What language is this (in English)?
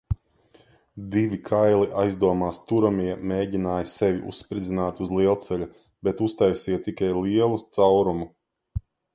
Latvian